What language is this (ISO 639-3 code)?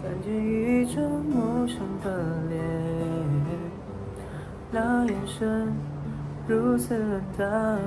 zho